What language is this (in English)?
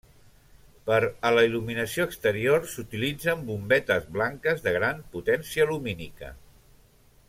Catalan